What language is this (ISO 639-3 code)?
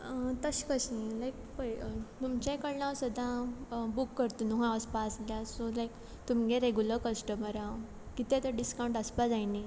kok